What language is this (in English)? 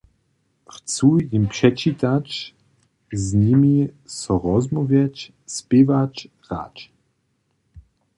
Upper Sorbian